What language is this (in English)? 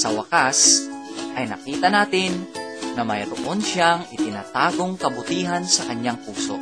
Filipino